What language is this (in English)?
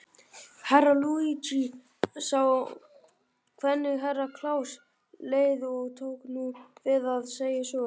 Icelandic